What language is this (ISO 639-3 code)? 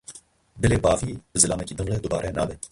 kur